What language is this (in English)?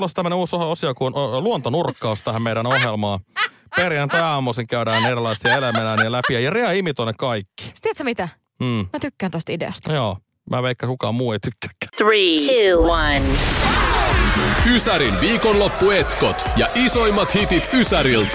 Finnish